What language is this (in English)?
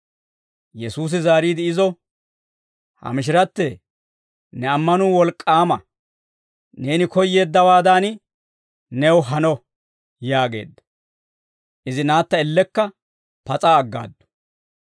Dawro